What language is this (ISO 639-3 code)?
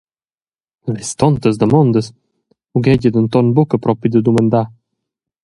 roh